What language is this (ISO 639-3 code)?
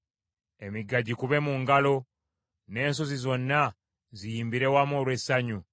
lug